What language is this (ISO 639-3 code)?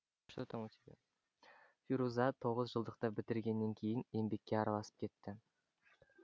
kaz